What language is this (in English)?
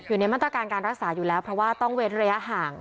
Thai